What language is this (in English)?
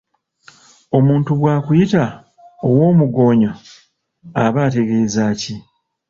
Ganda